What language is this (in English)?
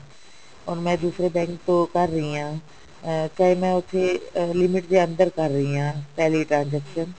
Punjabi